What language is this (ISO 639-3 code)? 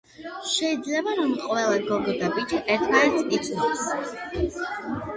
kat